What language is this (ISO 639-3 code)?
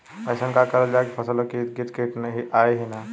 bho